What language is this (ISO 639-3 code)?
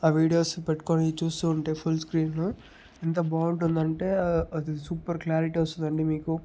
tel